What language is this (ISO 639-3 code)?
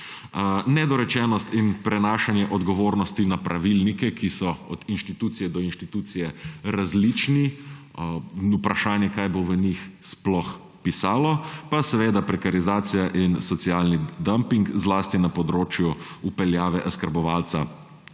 slv